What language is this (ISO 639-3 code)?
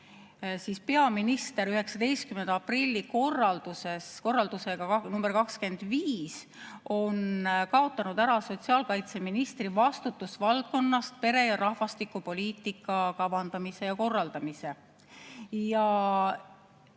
est